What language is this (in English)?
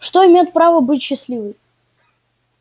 Russian